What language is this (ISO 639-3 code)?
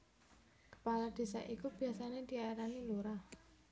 jav